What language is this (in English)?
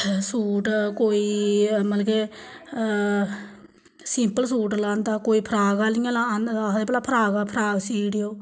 Dogri